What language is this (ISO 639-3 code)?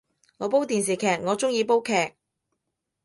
yue